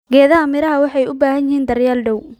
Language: Somali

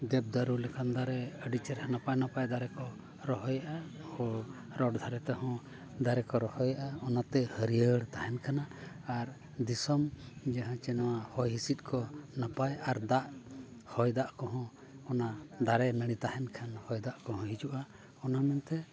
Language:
Santali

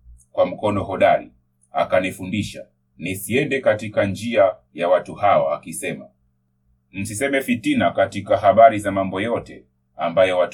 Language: Swahili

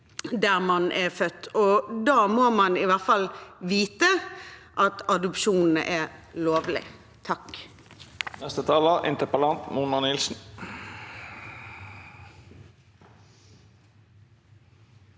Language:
Norwegian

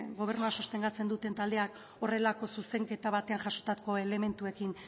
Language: Basque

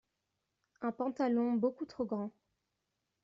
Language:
French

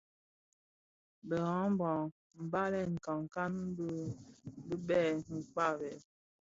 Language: Bafia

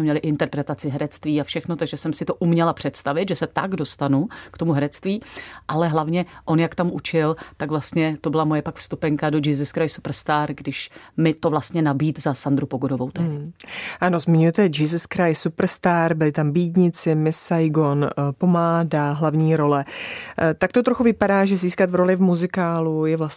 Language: Czech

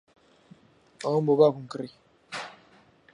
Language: Central Kurdish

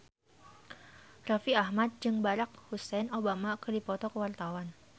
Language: Sundanese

